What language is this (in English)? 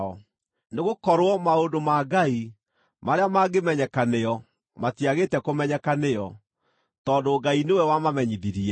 Kikuyu